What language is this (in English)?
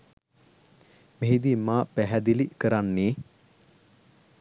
Sinhala